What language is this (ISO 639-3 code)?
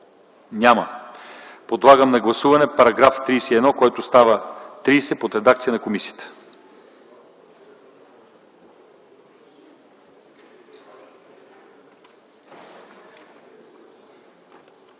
bul